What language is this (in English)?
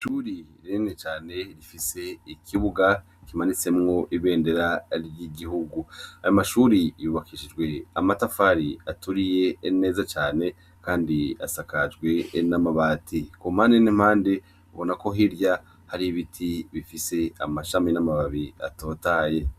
Rundi